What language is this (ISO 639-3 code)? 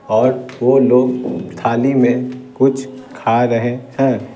hin